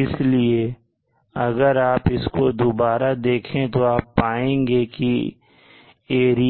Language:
Hindi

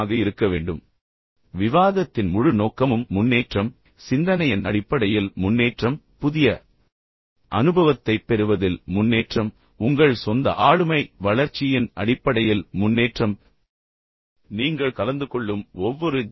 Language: Tamil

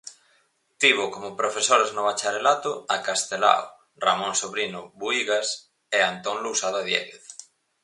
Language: Galician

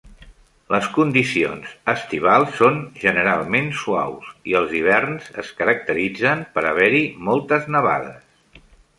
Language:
Catalan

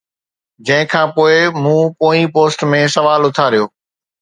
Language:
Sindhi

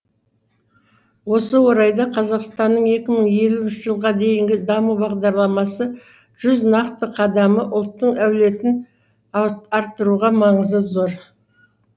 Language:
Kazakh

